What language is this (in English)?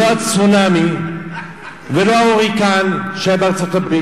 Hebrew